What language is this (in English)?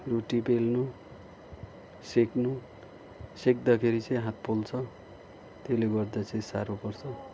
Nepali